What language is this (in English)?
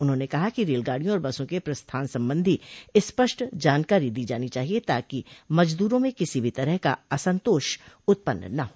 Hindi